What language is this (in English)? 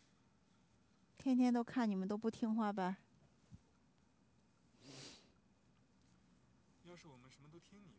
Chinese